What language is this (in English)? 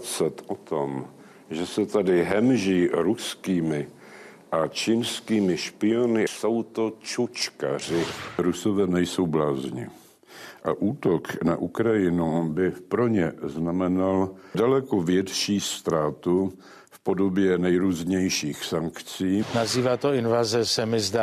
Czech